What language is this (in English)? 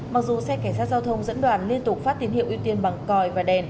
Vietnamese